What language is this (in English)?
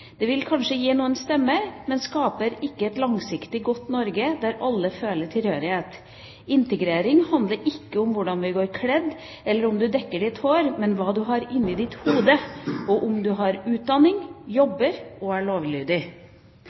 Norwegian Bokmål